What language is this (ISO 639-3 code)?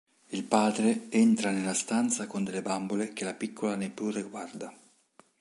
ita